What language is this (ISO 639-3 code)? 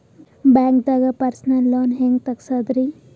kan